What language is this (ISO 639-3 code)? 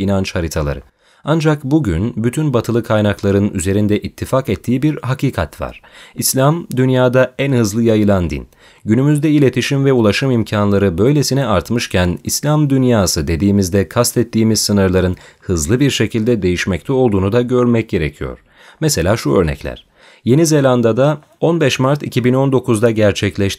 tur